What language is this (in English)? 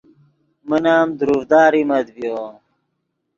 Yidgha